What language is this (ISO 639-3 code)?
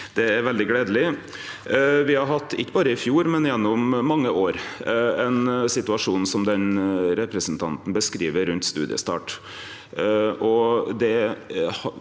nor